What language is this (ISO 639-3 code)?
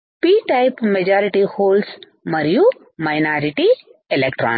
tel